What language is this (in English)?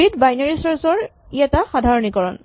Assamese